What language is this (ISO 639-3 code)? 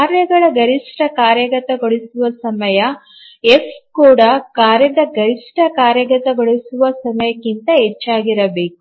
kan